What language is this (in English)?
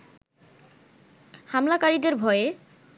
Bangla